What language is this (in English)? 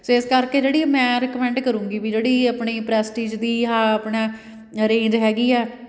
Punjabi